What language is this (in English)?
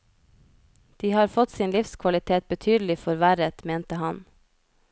Norwegian